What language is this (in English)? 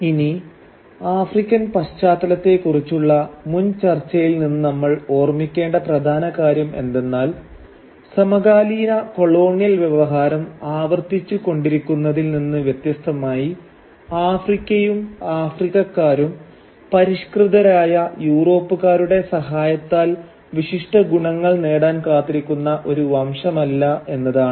Malayalam